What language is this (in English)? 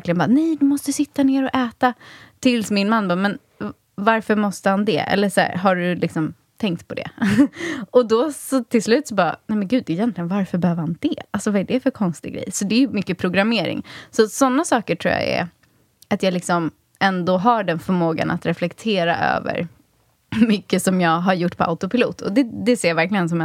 Swedish